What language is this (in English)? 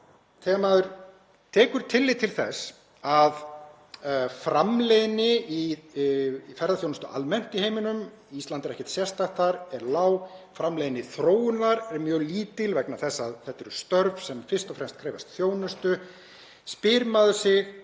Icelandic